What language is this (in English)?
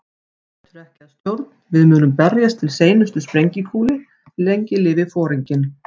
Icelandic